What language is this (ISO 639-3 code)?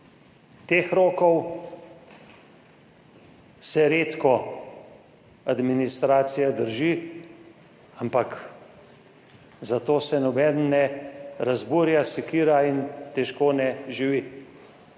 slv